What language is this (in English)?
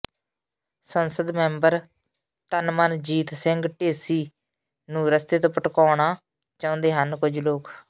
Punjabi